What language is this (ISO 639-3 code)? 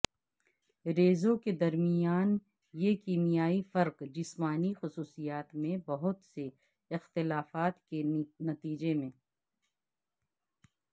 urd